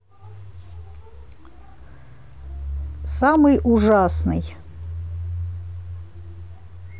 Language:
Russian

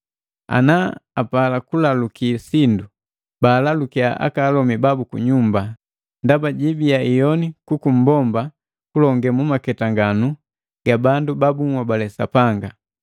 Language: Matengo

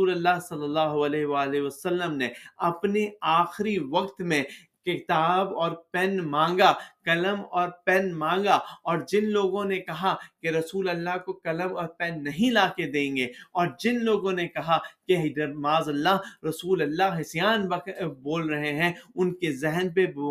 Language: Urdu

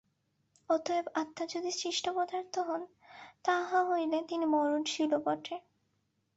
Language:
Bangla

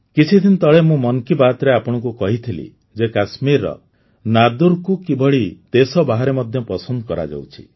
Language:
Odia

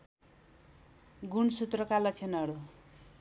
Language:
Nepali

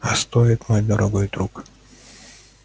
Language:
Russian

